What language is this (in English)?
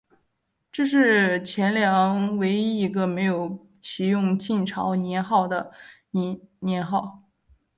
Chinese